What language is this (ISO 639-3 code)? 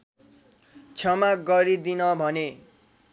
nep